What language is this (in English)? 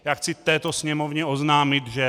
Czech